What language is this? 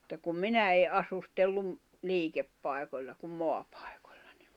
Finnish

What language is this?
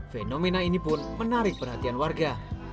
Indonesian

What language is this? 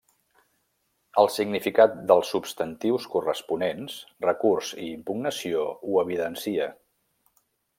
Catalan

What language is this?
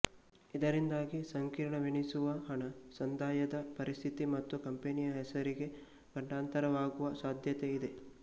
Kannada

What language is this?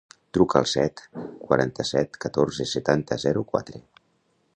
Catalan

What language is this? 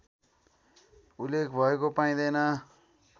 Nepali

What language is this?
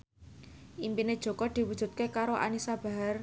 Javanese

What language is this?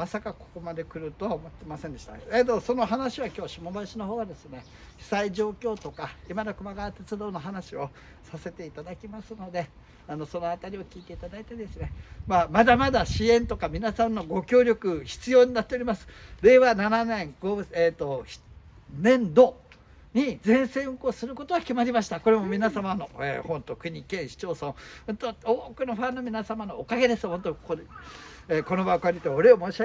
Japanese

